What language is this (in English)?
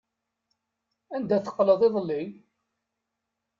Kabyle